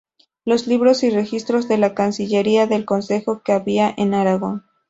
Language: Spanish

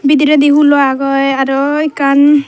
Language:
Chakma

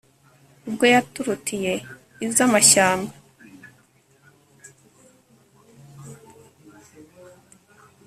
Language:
Kinyarwanda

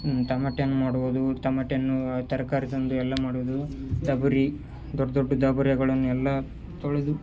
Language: Kannada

